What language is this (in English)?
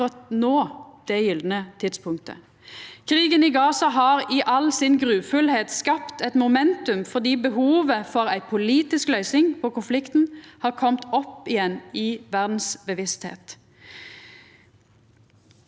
Norwegian